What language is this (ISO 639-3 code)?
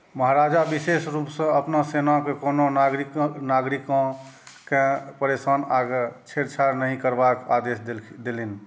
mai